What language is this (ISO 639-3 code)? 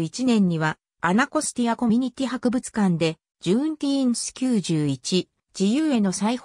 jpn